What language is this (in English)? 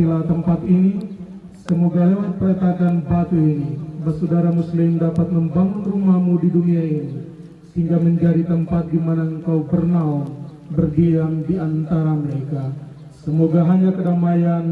Indonesian